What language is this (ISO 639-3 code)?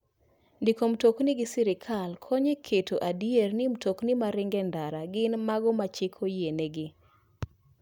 luo